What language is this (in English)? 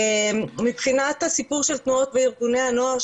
Hebrew